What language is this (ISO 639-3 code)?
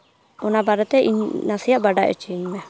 sat